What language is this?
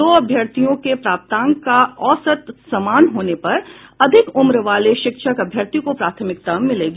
Hindi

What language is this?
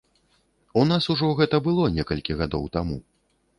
Belarusian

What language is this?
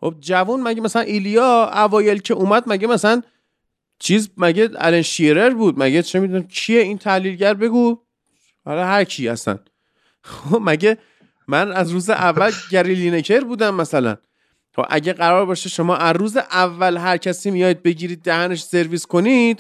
Persian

